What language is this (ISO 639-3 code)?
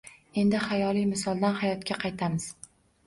uzb